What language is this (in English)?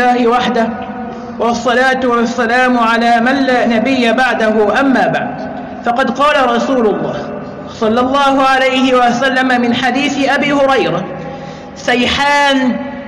Arabic